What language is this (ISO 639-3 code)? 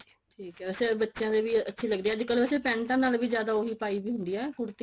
pan